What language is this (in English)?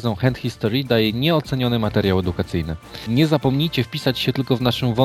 Polish